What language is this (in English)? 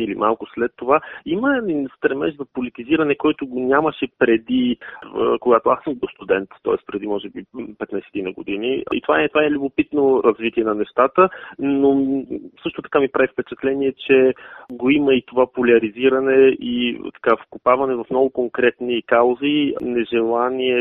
Bulgarian